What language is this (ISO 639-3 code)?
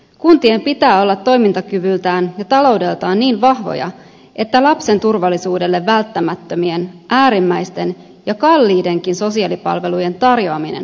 fin